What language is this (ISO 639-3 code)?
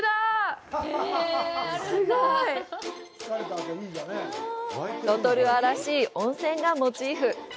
jpn